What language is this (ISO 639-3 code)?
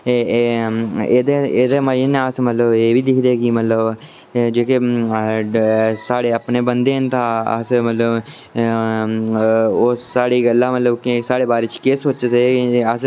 doi